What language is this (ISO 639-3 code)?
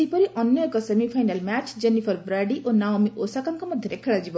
ori